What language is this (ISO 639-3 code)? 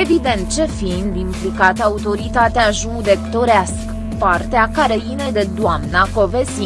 ron